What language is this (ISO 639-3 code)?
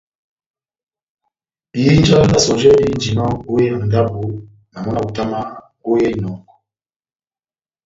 bnm